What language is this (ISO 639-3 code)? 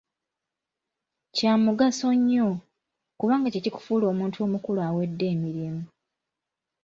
lug